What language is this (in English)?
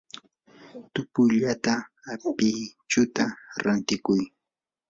Yanahuanca Pasco Quechua